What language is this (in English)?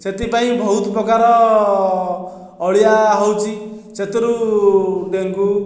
Odia